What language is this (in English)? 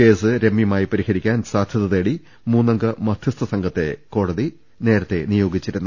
Malayalam